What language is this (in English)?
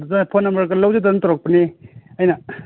Manipuri